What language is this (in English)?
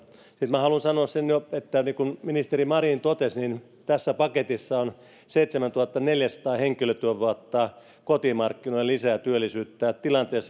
Finnish